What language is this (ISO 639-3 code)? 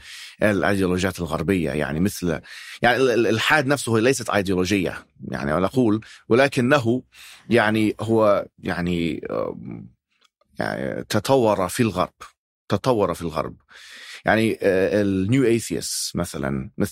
ara